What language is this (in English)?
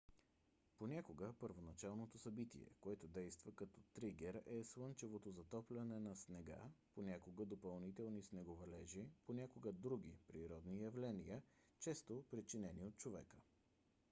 Bulgarian